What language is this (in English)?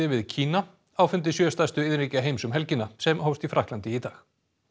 Icelandic